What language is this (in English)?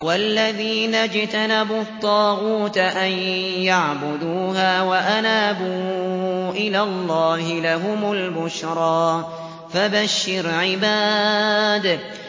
Arabic